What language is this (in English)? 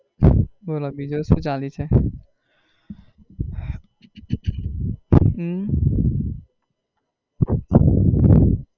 Gujarati